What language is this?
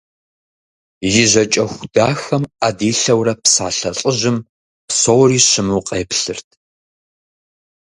Kabardian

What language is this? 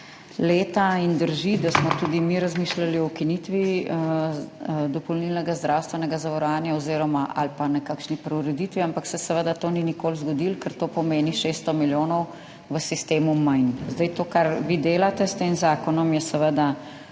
Slovenian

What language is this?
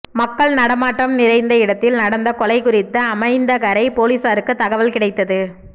Tamil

